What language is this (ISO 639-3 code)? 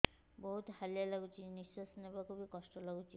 ori